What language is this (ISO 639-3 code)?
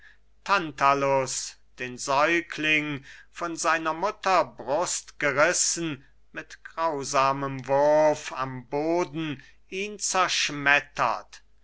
deu